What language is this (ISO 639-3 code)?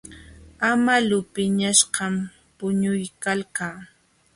qxw